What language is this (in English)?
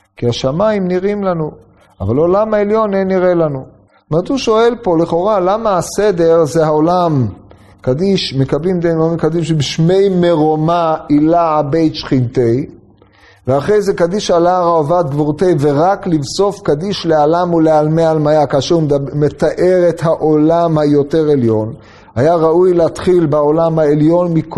Hebrew